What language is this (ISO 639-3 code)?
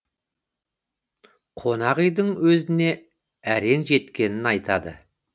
kaz